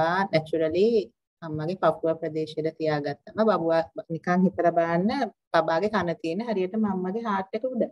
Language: Thai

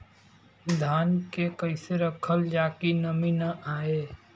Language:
Bhojpuri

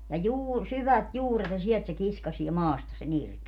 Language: Finnish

